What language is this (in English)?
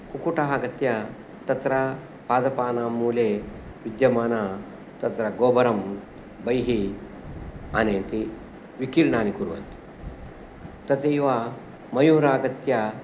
Sanskrit